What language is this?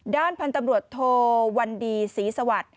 Thai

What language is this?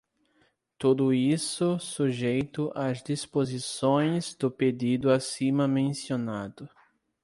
Portuguese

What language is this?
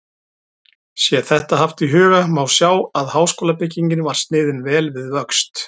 Icelandic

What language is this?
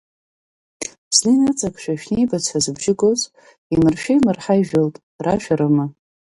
Abkhazian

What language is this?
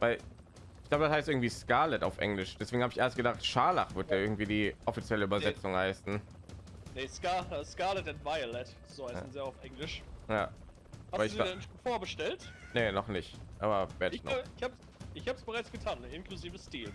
German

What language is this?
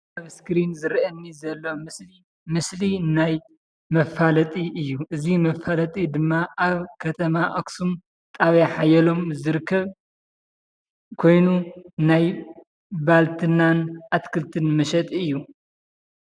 Tigrinya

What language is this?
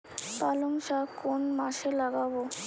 Bangla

